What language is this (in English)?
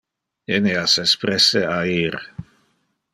Interlingua